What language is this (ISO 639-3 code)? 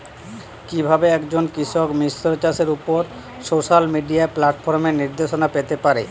ben